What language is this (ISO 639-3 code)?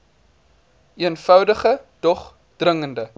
afr